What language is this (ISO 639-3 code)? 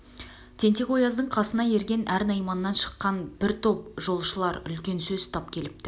kaz